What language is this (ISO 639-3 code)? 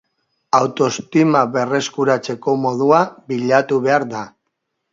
eus